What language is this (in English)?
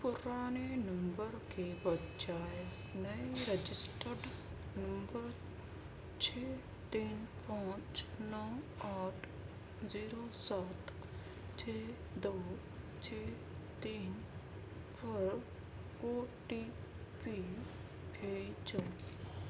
Urdu